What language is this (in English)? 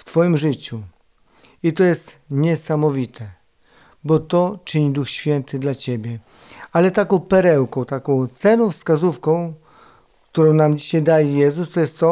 Polish